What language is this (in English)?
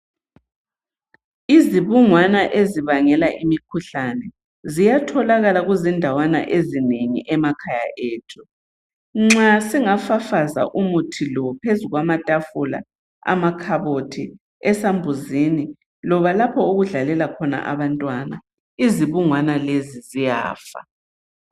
North Ndebele